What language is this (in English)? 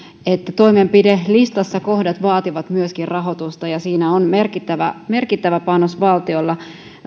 Finnish